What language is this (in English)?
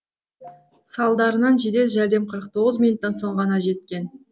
Kazakh